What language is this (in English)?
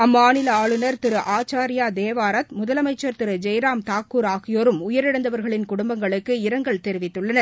Tamil